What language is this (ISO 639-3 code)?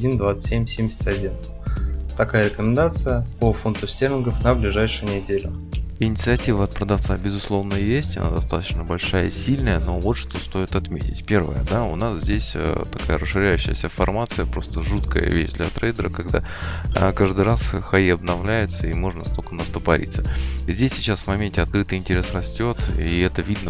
rus